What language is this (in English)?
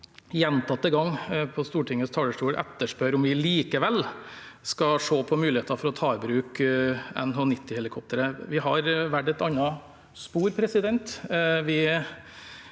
Norwegian